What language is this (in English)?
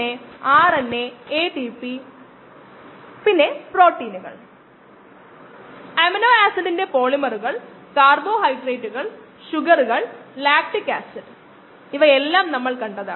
Malayalam